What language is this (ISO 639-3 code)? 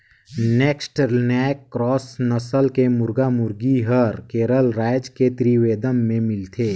hne